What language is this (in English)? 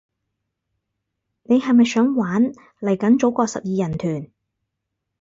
Cantonese